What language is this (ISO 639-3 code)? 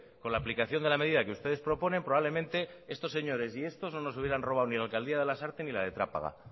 spa